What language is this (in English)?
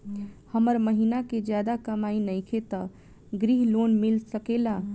Bhojpuri